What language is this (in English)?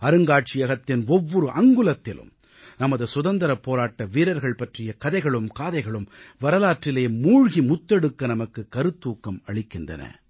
Tamil